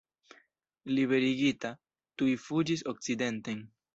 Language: Esperanto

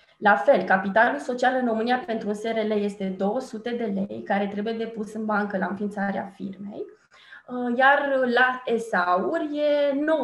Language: Romanian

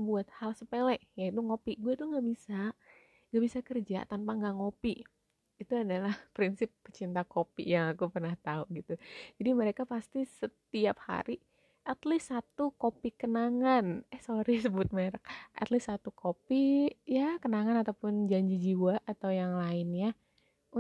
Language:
Indonesian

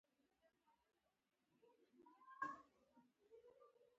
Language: Pashto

